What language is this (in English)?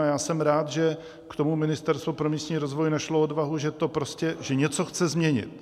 Czech